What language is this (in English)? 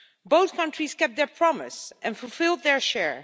English